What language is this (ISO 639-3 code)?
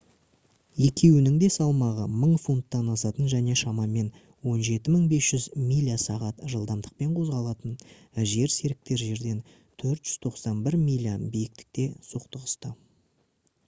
kaz